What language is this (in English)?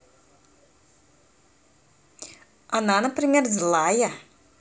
Russian